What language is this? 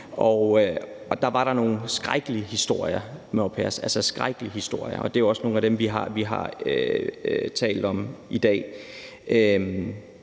Danish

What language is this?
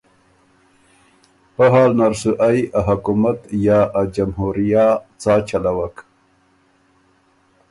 Ormuri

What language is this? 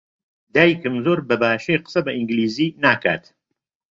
Central Kurdish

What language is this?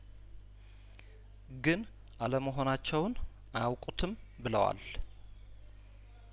Amharic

